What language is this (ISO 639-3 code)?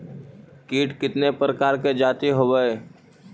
mag